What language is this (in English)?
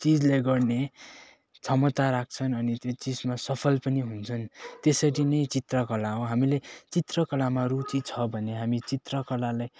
Nepali